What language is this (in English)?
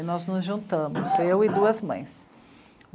Portuguese